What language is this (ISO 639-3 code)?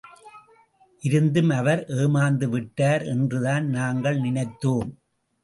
tam